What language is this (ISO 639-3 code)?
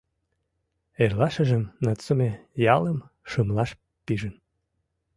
chm